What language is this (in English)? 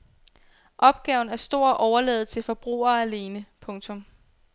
Danish